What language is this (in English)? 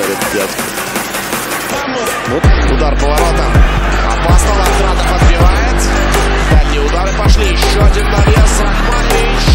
Russian